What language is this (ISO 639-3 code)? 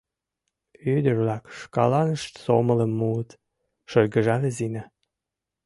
chm